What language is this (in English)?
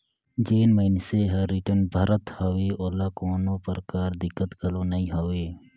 Chhattisgarhi